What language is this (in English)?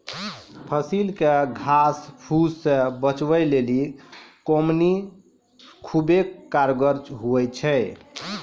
Maithili